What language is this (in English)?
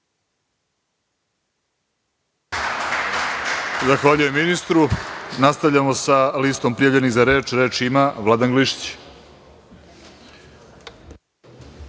Serbian